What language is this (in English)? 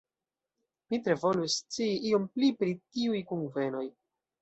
Esperanto